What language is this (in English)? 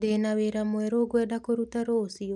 Kikuyu